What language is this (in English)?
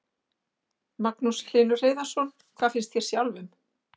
Icelandic